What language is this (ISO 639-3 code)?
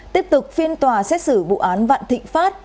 vie